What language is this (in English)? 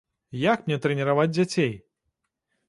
Belarusian